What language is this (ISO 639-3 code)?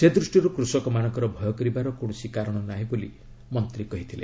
ori